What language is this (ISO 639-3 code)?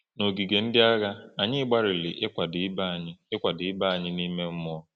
ibo